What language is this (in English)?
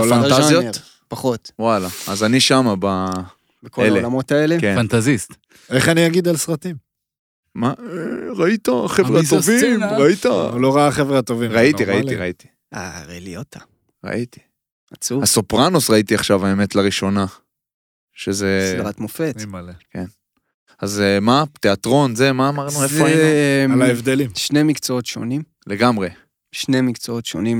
Hebrew